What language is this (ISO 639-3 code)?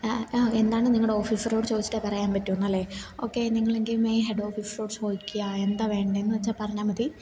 mal